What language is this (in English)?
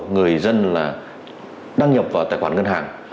Vietnamese